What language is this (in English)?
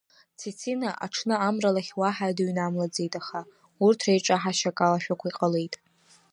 Abkhazian